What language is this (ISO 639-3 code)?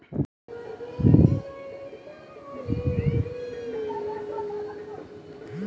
mai